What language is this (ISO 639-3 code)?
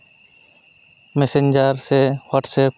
sat